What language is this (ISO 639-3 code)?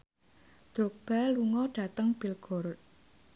jav